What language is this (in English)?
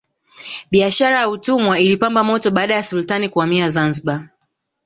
Swahili